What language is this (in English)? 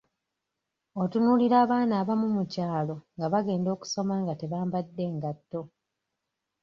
Ganda